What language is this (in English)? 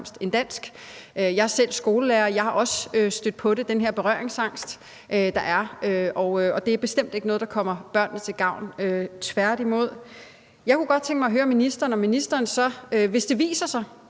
Danish